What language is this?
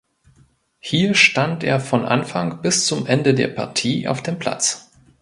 German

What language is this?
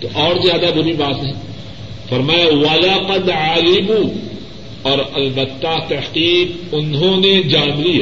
Urdu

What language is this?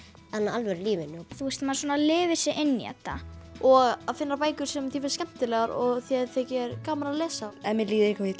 Icelandic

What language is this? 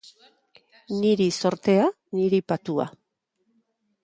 Basque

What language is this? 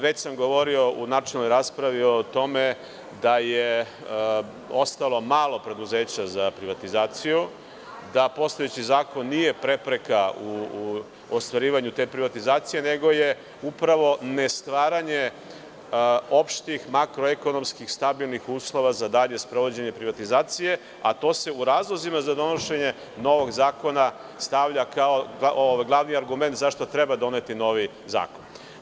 Serbian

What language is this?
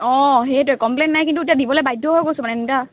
Assamese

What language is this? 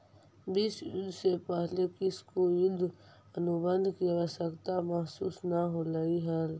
Magahi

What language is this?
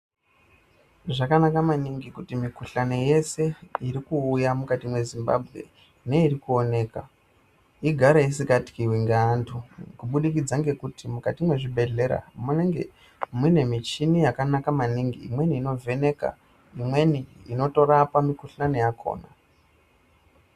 Ndau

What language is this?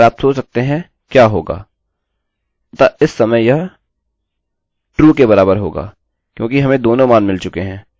Hindi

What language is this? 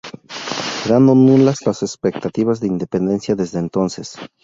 Spanish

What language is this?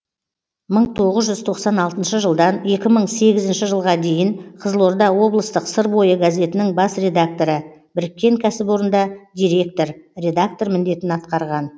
Kazakh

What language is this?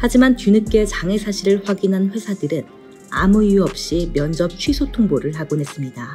Korean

